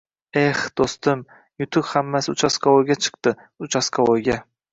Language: Uzbek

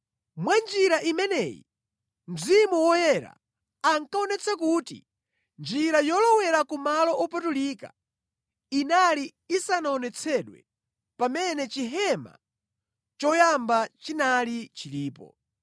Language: Nyanja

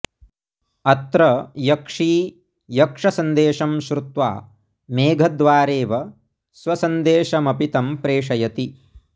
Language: Sanskrit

